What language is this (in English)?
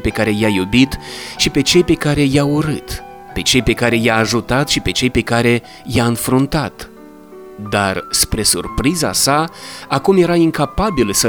Romanian